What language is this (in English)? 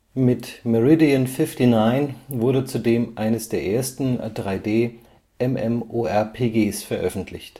German